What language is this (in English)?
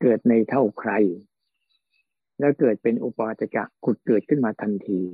Thai